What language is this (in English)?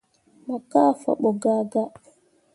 Mundang